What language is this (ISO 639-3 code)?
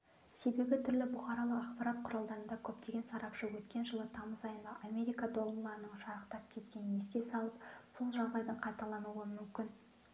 kaz